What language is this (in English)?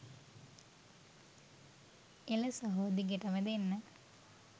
Sinhala